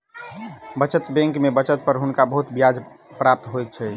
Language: Maithili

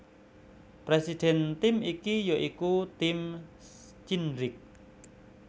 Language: Javanese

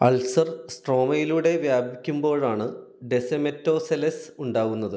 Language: Malayalam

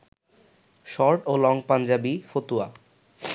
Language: Bangla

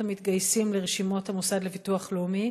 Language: Hebrew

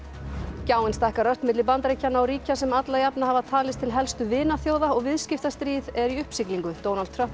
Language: Icelandic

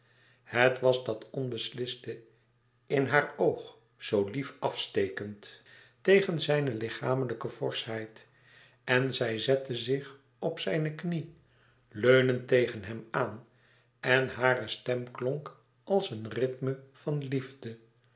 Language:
Dutch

